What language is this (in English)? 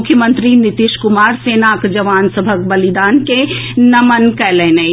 Maithili